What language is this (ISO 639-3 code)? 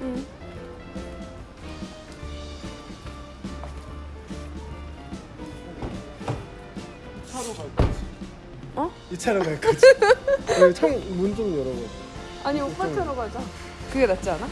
kor